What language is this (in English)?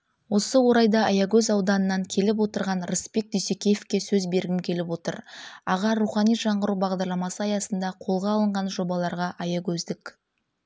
Kazakh